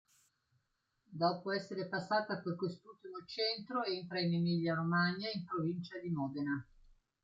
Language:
Italian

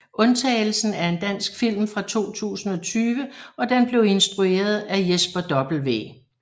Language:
Danish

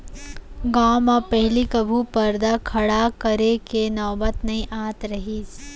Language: Chhattisgarhi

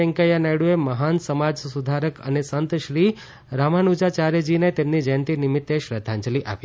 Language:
Gujarati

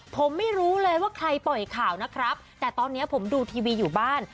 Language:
Thai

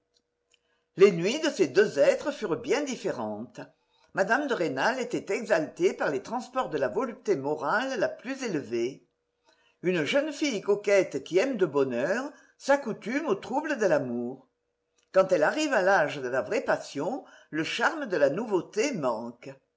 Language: French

